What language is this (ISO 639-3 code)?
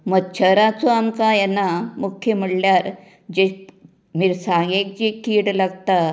kok